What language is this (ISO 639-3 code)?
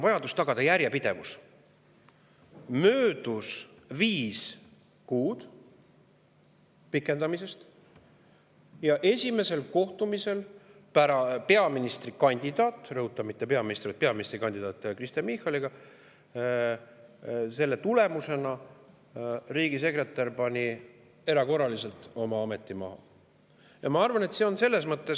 est